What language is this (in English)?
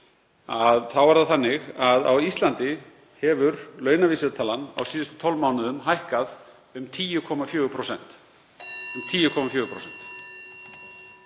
Icelandic